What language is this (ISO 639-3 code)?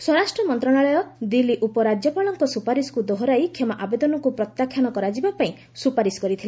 ori